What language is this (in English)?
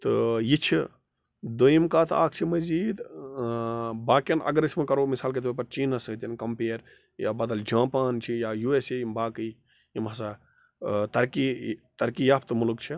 Kashmiri